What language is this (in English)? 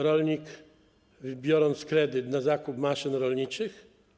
Polish